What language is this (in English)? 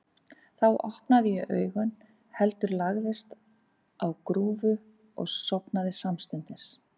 Icelandic